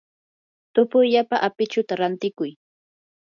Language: Yanahuanca Pasco Quechua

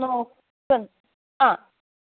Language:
Malayalam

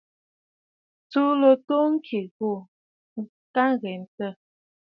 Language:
Bafut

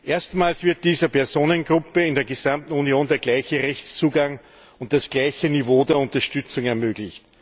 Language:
German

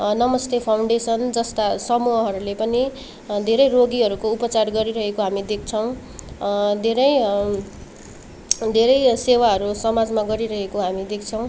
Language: Nepali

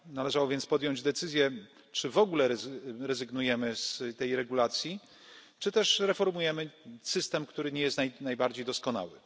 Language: Polish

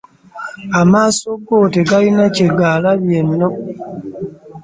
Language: Ganda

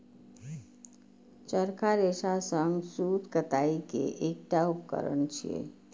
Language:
Maithili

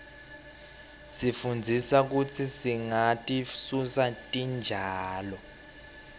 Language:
Swati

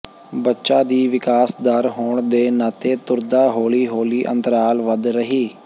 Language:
Punjabi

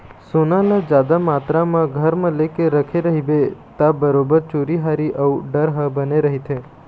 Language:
Chhattisgarhi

